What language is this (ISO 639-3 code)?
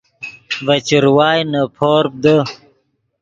ydg